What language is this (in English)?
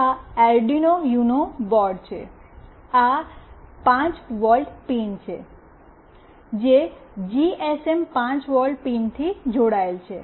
Gujarati